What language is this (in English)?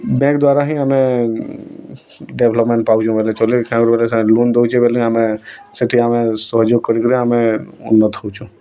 Odia